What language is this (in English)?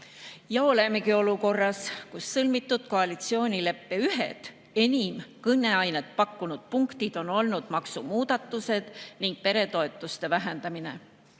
Estonian